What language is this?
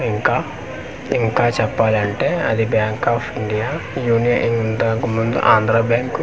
Telugu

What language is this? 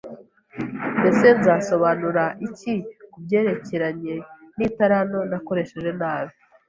Kinyarwanda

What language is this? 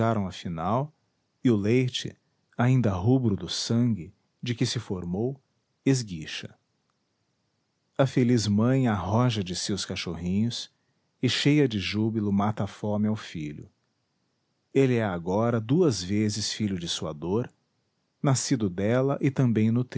Portuguese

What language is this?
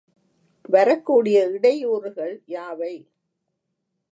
Tamil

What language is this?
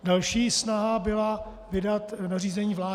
Czech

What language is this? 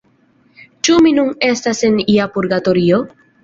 Esperanto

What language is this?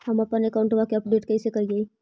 Magahi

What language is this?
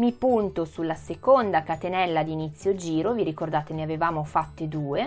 Italian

